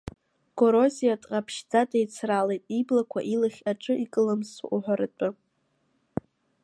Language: Abkhazian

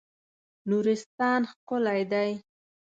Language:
Pashto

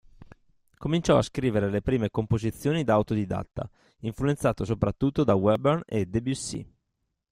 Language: Italian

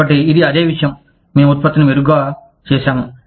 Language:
Telugu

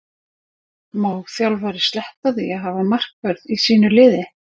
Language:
Icelandic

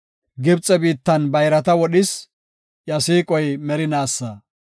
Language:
Gofa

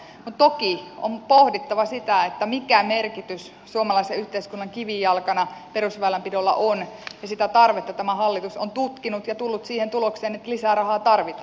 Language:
Finnish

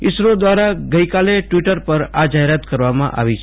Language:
Gujarati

